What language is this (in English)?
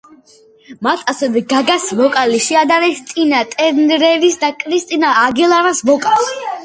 Georgian